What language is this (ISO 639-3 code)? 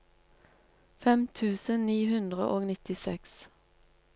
nor